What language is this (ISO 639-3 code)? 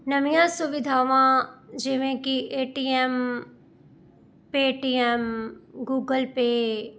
pan